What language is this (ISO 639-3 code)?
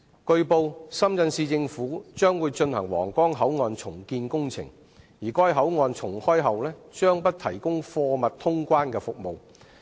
yue